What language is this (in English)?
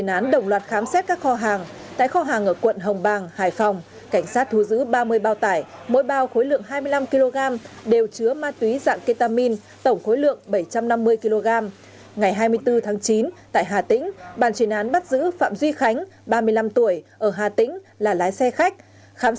Vietnamese